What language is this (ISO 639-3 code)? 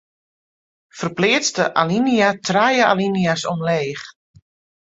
fry